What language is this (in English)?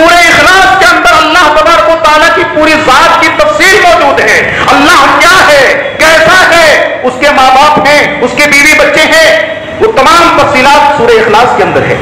Arabic